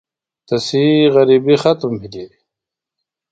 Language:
Phalura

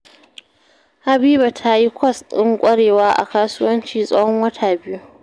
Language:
Hausa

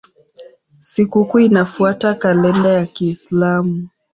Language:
Swahili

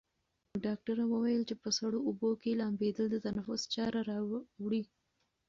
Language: Pashto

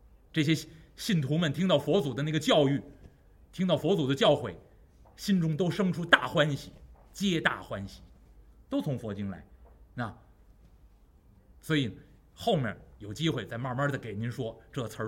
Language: Chinese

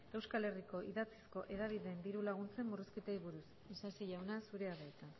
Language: Basque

